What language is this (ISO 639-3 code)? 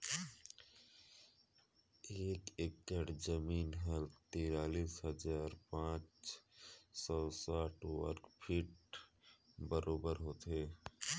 hne